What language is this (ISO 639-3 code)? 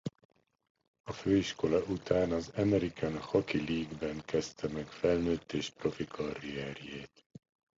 hun